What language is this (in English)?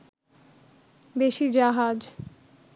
Bangla